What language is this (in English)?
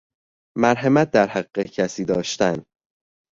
Persian